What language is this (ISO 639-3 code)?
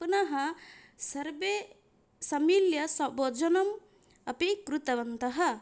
san